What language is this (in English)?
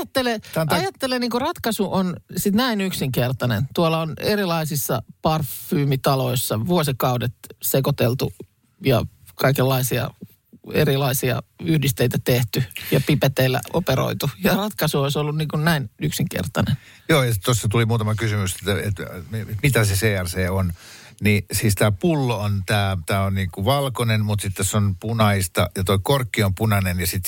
Finnish